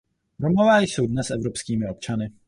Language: Czech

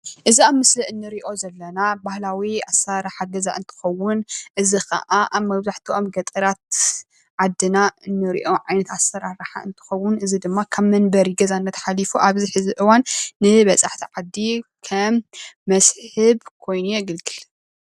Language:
Tigrinya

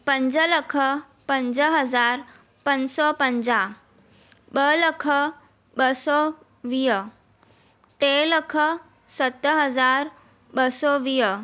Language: Sindhi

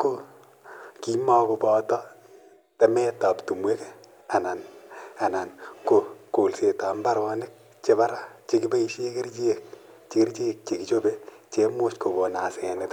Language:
Kalenjin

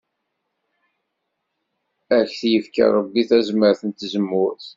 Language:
Kabyle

